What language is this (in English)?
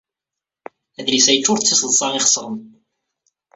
Kabyle